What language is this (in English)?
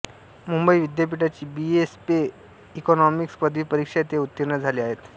Marathi